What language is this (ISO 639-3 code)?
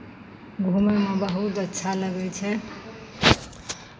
mai